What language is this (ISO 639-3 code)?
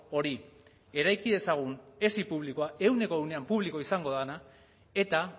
eus